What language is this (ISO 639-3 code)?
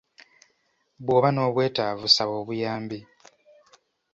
lug